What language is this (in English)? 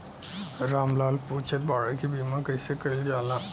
Bhojpuri